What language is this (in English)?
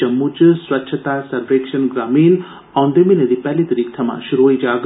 Dogri